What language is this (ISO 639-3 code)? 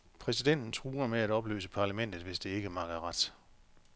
dan